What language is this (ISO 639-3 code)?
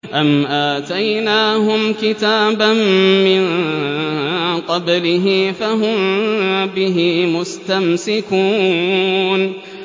ara